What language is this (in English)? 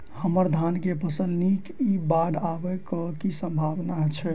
Maithili